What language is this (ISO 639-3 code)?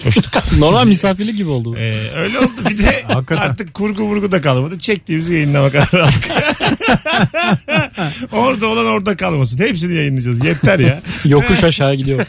tur